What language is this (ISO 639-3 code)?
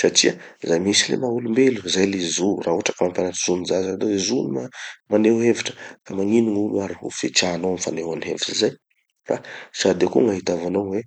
txy